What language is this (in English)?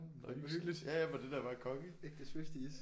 Danish